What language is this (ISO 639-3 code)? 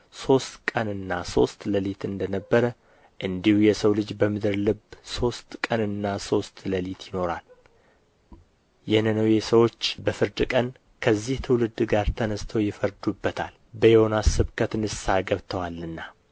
amh